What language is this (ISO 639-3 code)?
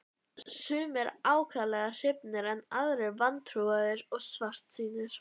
isl